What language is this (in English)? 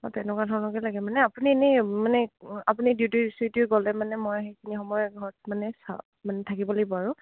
Assamese